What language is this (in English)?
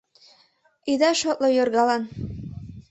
Mari